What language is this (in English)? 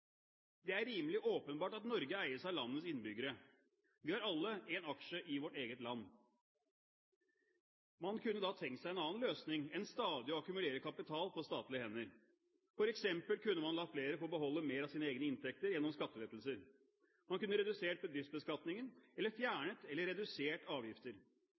Norwegian Bokmål